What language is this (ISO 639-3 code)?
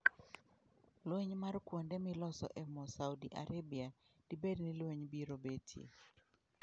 luo